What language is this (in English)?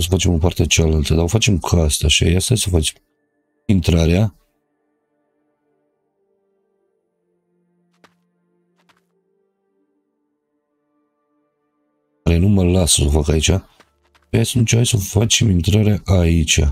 Romanian